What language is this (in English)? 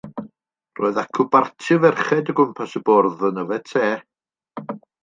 Welsh